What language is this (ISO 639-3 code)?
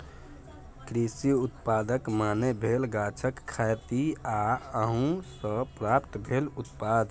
mai